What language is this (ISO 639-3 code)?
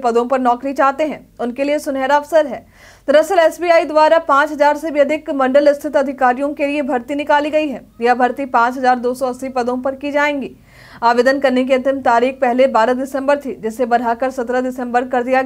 hin